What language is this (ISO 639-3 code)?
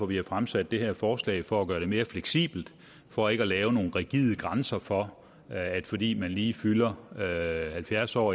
dan